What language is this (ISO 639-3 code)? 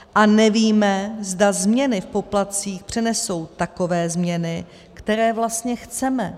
ces